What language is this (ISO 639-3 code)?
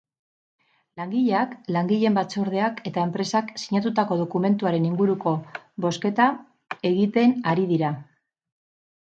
eus